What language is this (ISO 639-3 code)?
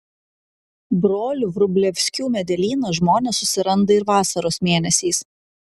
lit